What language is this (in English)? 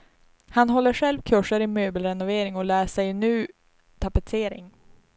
Swedish